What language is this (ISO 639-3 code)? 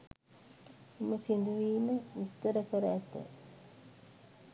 sin